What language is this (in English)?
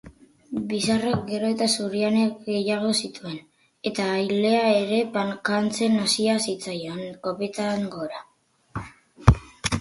Basque